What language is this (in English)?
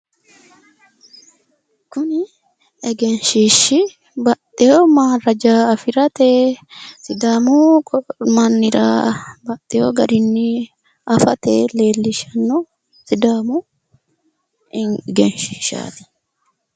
Sidamo